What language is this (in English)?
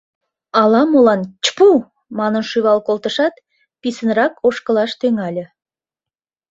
Mari